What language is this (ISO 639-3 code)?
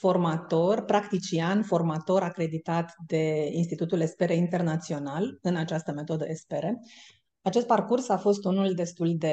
ron